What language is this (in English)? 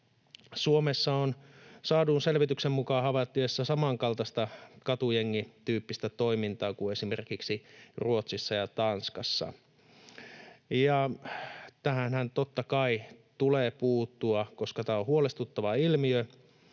Finnish